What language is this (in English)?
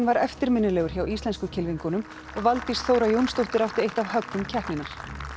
Icelandic